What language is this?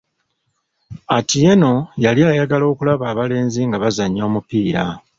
Ganda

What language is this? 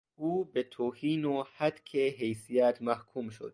Persian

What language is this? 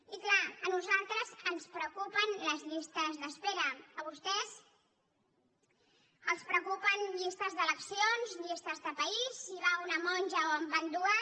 Catalan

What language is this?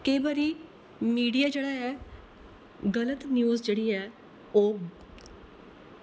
Dogri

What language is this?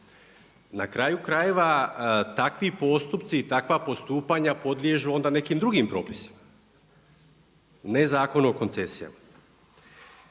Croatian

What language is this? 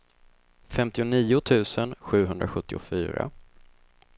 Swedish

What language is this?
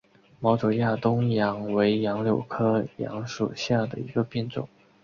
Chinese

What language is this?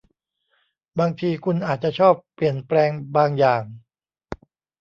Thai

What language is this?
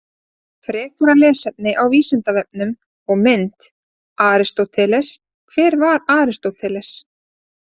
Icelandic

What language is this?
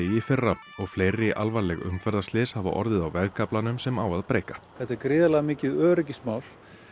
Icelandic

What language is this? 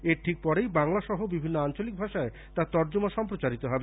Bangla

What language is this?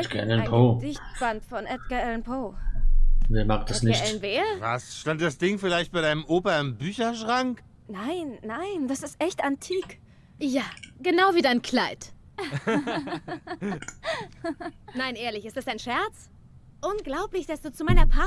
German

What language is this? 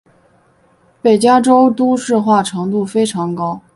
Chinese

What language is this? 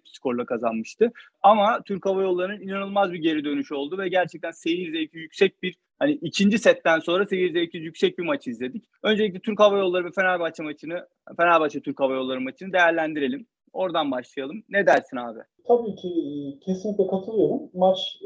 Turkish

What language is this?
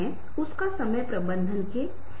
Hindi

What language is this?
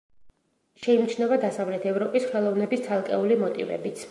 Georgian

